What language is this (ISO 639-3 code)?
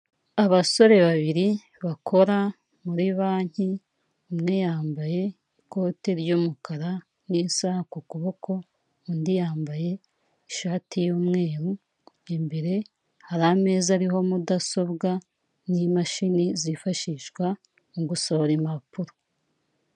kin